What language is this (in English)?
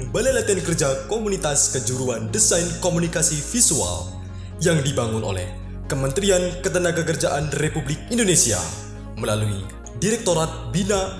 Indonesian